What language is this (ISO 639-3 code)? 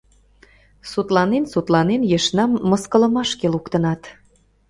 chm